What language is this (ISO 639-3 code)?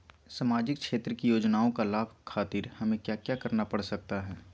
mag